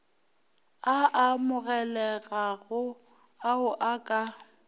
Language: Northern Sotho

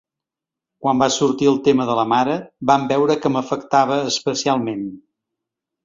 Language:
Catalan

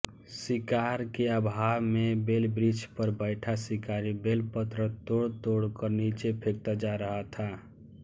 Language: Hindi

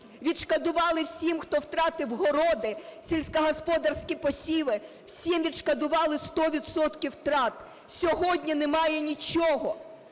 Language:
Ukrainian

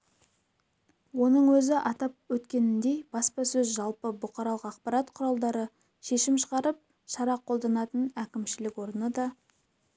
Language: Kazakh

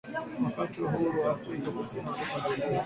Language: Swahili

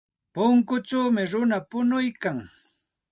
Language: Santa Ana de Tusi Pasco Quechua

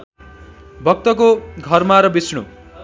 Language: Nepali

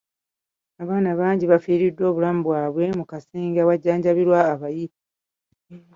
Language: Ganda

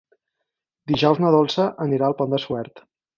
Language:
Catalan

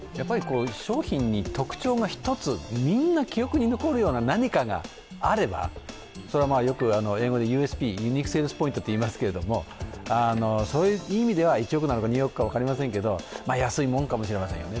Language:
Japanese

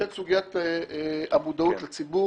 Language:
Hebrew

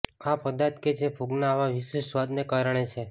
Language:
Gujarati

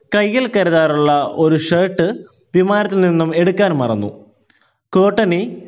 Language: Malayalam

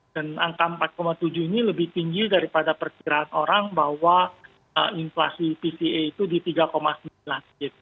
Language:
Indonesian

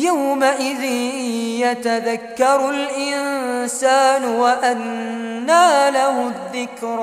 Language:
Arabic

